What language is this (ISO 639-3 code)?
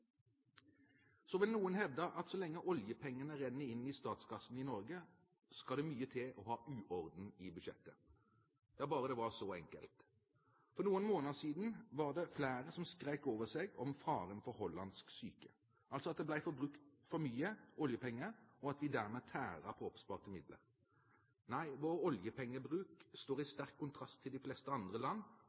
nob